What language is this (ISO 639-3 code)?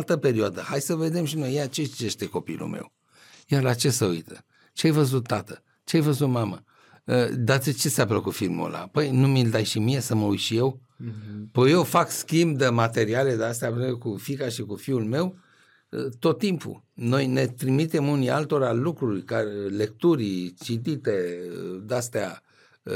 ron